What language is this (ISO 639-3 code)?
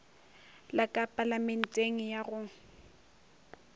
nso